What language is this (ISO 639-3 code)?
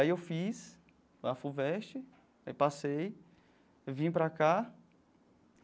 por